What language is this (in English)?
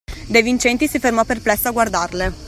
Italian